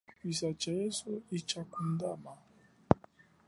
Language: Chokwe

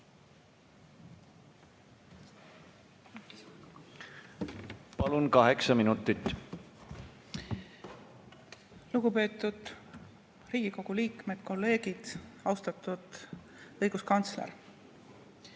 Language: Estonian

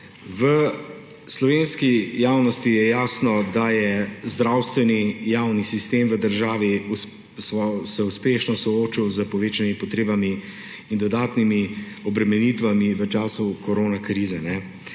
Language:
Slovenian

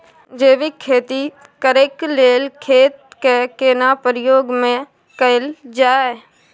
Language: Maithili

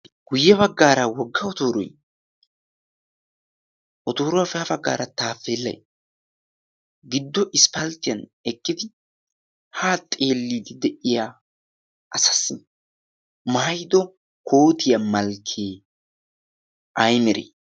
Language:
Wolaytta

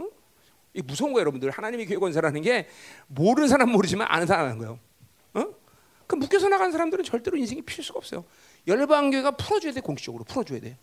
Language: Korean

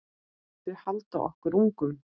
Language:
Icelandic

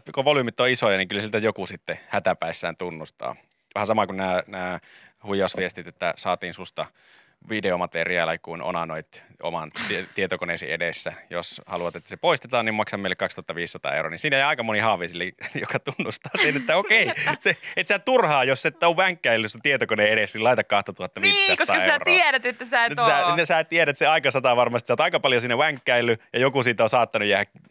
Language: Finnish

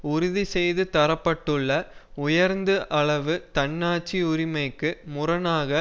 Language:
Tamil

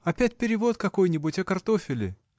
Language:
Russian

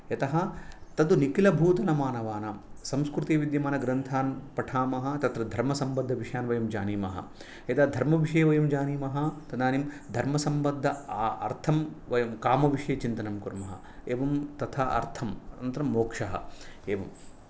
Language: Sanskrit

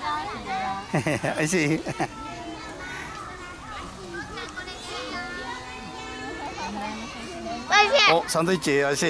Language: Japanese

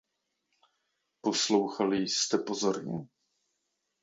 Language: Czech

